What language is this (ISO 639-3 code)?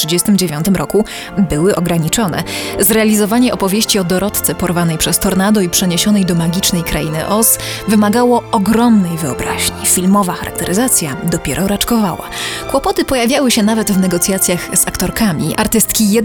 pol